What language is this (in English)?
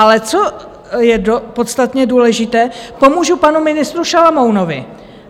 Czech